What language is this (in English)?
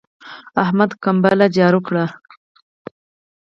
Pashto